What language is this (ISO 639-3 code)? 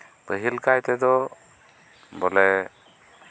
sat